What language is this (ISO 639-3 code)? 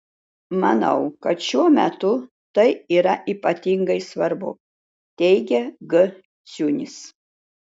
lit